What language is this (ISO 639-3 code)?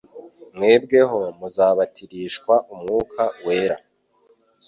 kin